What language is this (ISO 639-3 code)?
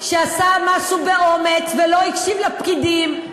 heb